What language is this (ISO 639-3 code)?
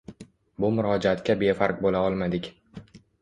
uzb